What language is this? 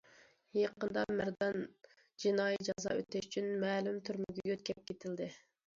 Uyghur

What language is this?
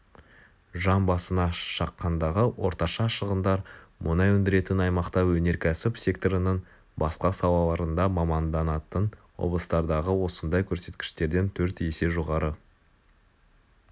Kazakh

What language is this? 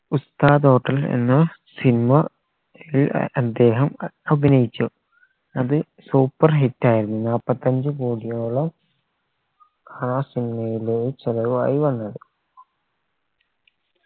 Malayalam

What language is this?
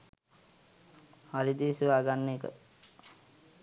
Sinhala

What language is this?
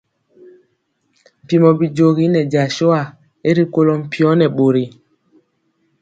Mpiemo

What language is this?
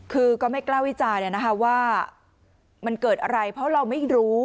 Thai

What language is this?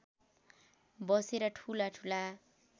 Nepali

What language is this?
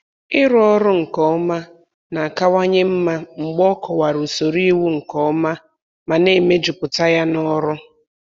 Igbo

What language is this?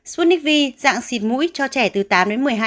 Vietnamese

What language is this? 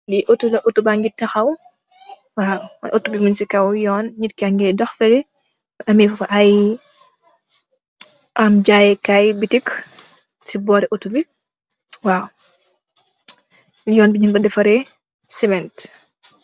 Wolof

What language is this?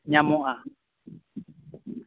Santali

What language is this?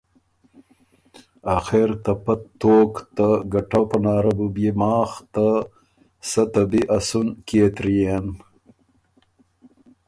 Ormuri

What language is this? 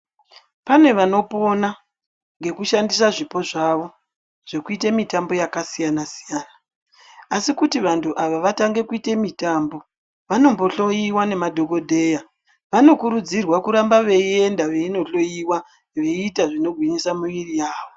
Ndau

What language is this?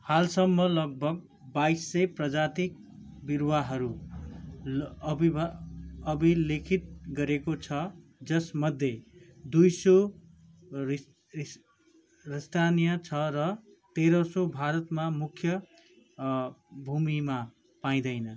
Nepali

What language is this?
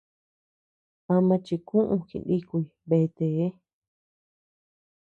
Tepeuxila Cuicatec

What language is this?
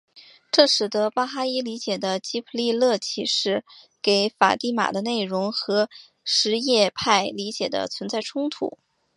Chinese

